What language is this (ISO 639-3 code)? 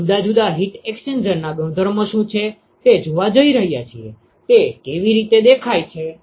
guj